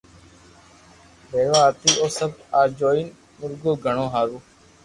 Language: Loarki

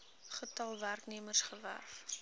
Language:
Afrikaans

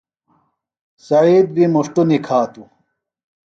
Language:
Phalura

